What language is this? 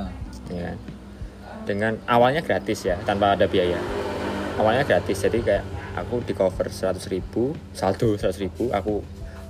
Indonesian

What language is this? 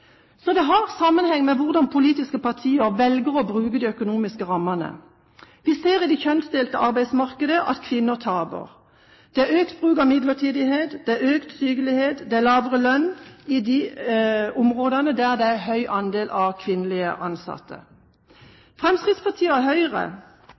Norwegian Bokmål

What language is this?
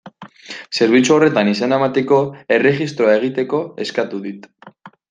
Basque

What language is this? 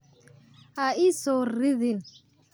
Somali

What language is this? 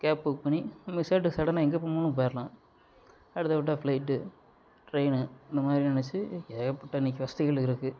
Tamil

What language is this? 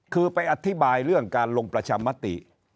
Thai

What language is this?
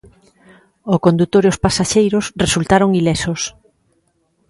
Galician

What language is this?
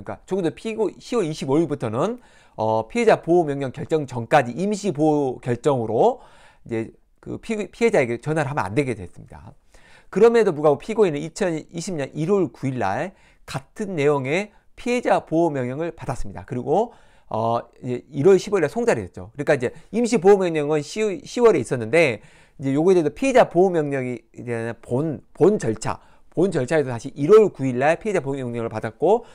Korean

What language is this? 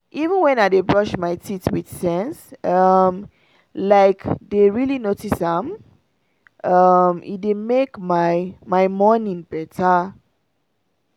Nigerian Pidgin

